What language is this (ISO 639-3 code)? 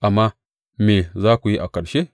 hau